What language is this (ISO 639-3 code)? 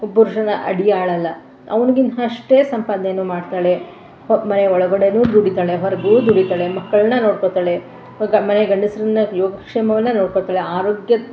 kan